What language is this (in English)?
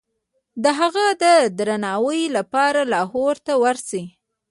Pashto